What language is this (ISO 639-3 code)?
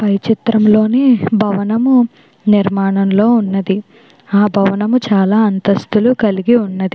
tel